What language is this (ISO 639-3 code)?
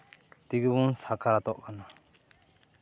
sat